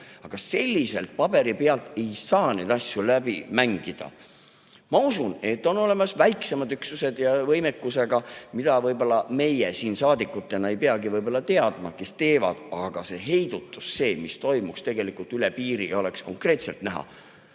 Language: Estonian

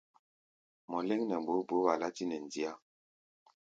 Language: Gbaya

